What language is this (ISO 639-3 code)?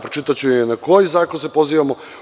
srp